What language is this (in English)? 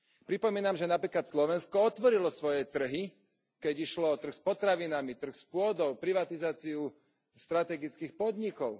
Slovak